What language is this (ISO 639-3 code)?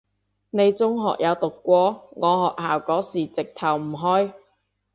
yue